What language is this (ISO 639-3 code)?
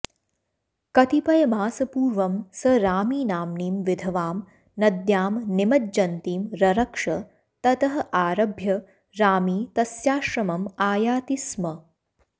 san